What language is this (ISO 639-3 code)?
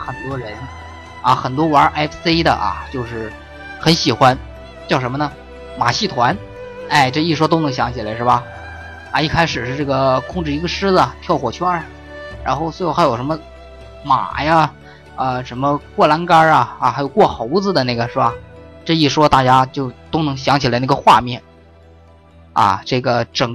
zho